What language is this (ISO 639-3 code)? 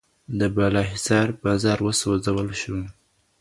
pus